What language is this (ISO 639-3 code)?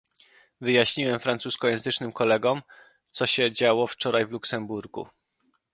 pol